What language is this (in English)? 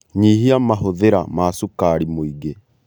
Kikuyu